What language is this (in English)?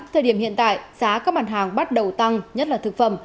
Vietnamese